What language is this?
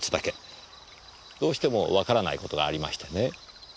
Japanese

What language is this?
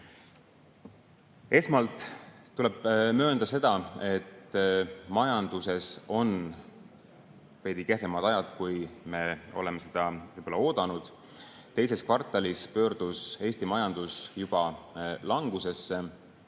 Estonian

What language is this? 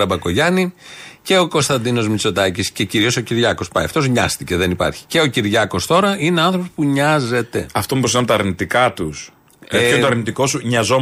Greek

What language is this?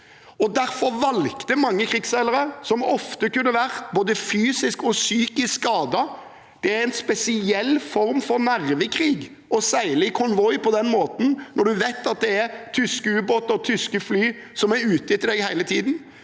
Norwegian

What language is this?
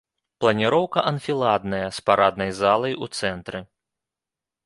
Belarusian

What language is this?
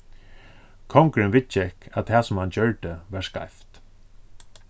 Faroese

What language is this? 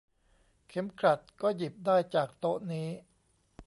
Thai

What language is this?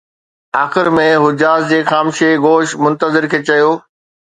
Sindhi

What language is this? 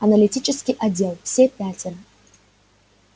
Russian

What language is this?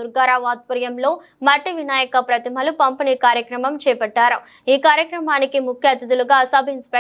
Telugu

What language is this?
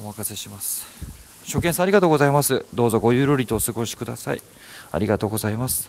Japanese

